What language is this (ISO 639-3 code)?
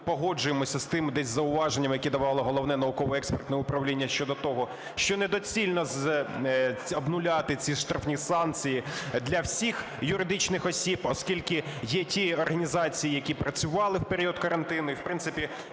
ukr